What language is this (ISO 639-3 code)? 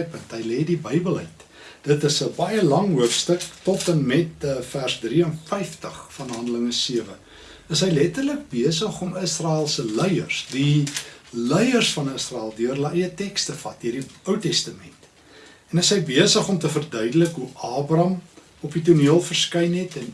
nld